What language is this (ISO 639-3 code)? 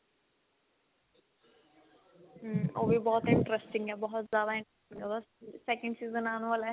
pan